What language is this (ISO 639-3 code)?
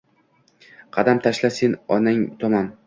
uzb